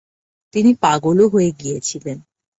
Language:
Bangla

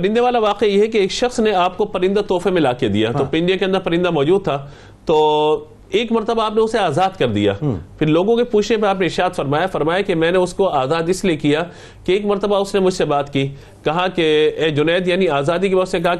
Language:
Urdu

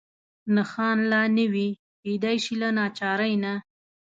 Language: Pashto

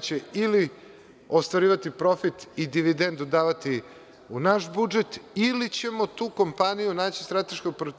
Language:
Serbian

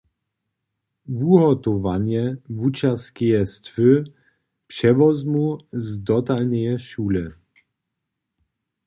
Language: Upper Sorbian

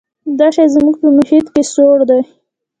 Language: Pashto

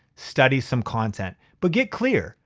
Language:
English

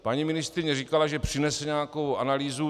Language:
Czech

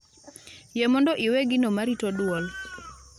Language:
Luo (Kenya and Tanzania)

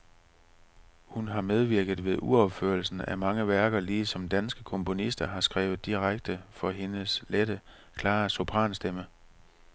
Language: Danish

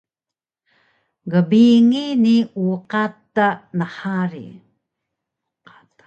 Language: Taroko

